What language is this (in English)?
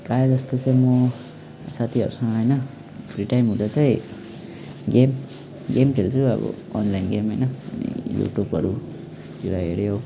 Nepali